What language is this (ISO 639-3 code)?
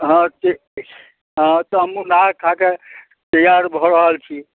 mai